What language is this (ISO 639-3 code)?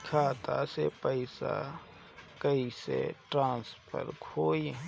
bho